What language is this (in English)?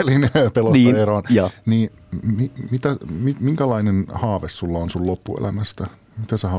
Finnish